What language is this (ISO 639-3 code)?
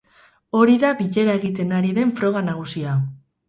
eus